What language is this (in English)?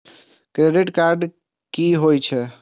Maithili